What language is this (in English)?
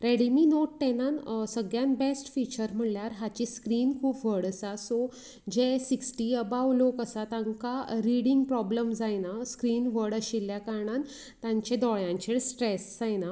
Konkani